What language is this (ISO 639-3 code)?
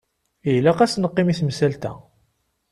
kab